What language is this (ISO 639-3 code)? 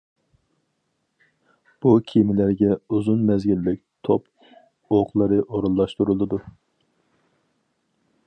uig